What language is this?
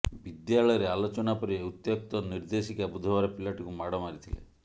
Odia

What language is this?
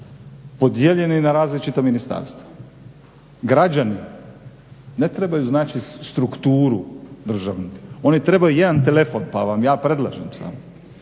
Croatian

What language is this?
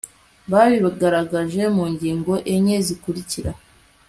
Kinyarwanda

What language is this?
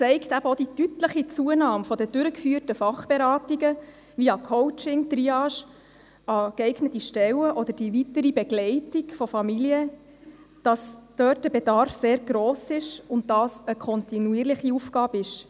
Swiss German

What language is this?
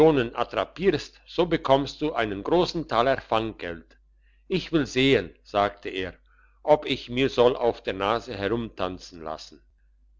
German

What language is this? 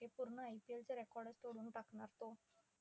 Marathi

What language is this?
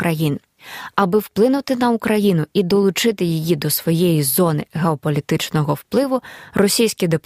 Ukrainian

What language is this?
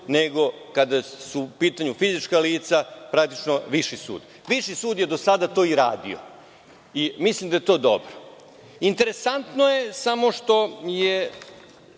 Serbian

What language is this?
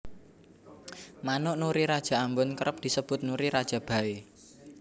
Javanese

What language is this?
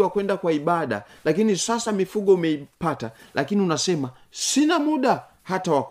Swahili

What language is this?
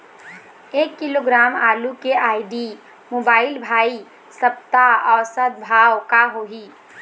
Chhattisgarhi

